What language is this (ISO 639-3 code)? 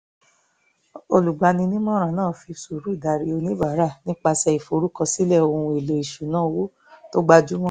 yor